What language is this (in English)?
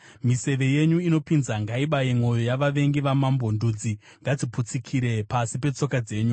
Shona